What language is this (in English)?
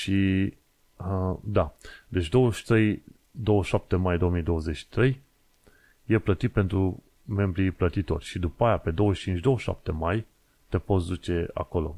Romanian